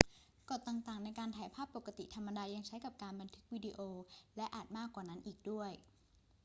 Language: Thai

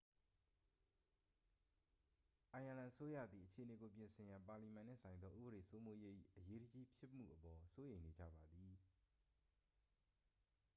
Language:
Burmese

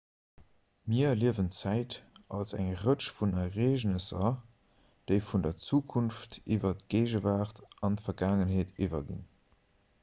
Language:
Luxembourgish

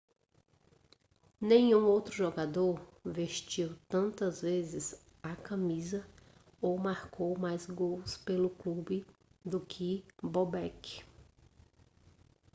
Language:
Portuguese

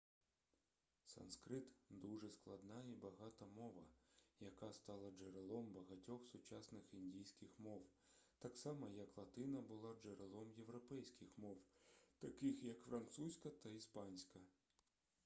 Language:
Ukrainian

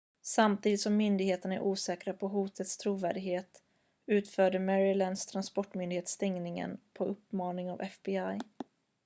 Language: Swedish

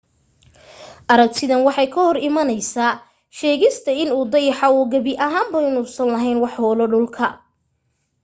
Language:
Somali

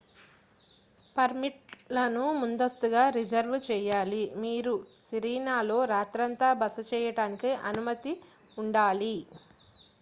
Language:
Telugu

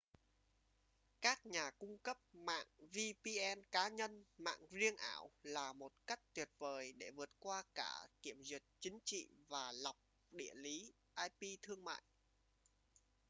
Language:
Vietnamese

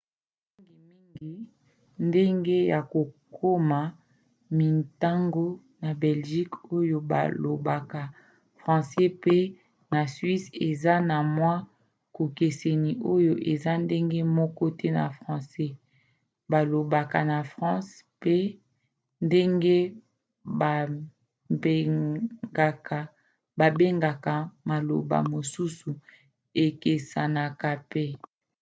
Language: Lingala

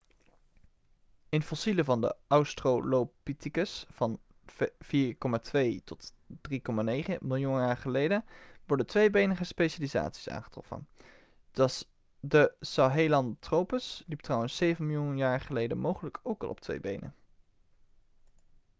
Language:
Dutch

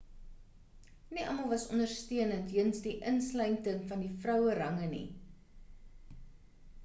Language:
Afrikaans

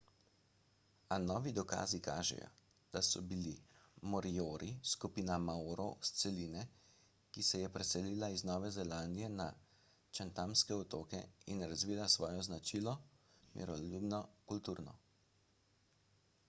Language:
Slovenian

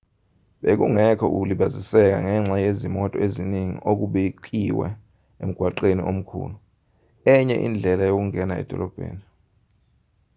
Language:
Zulu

